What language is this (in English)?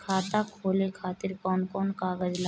Bhojpuri